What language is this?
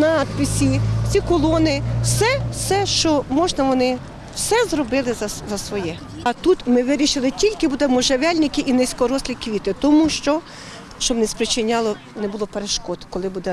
Ukrainian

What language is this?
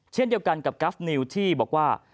Thai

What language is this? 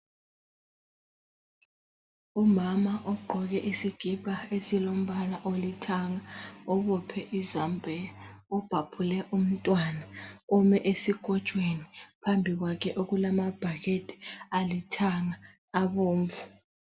North Ndebele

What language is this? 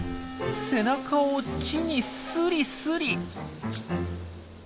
Japanese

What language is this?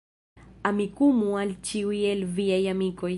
Esperanto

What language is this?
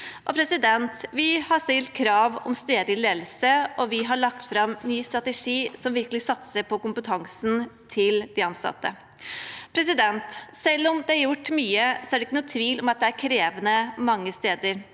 Norwegian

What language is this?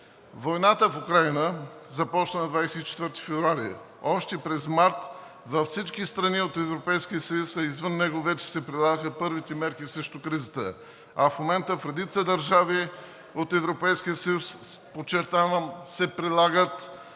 Bulgarian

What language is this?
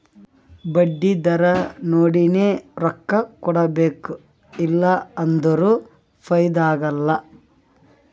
Kannada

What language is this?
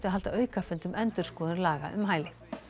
Icelandic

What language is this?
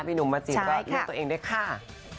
Thai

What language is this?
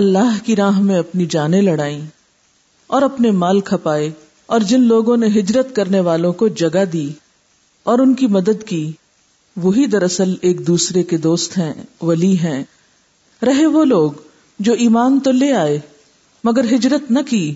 Urdu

